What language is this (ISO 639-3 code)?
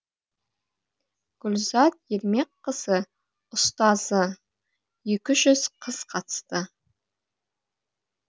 kaz